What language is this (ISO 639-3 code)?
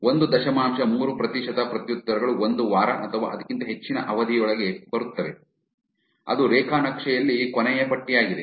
kan